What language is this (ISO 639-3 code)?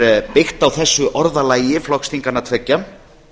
isl